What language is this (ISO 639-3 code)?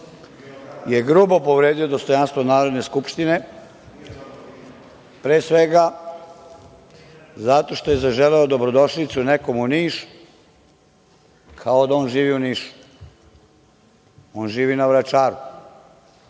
srp